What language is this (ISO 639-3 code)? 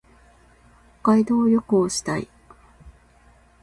jpn